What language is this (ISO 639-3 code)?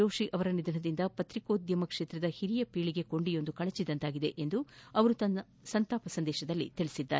kan